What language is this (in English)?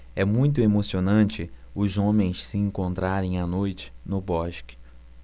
Portuguese